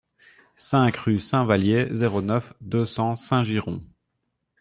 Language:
French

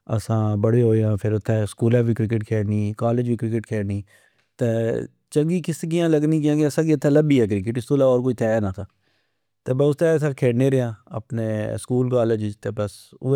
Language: Pahari-Potwari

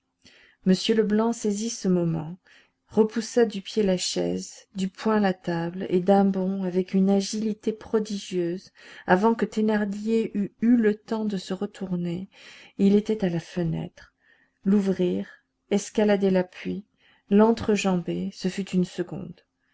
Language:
French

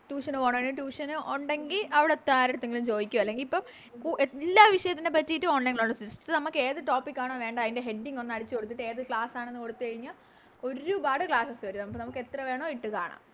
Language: Malayalam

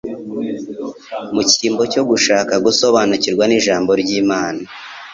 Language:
Kinyarwanda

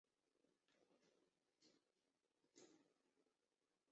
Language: Chinese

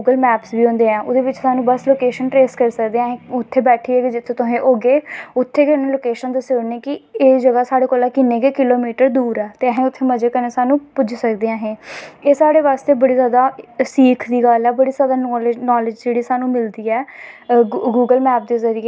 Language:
Dogri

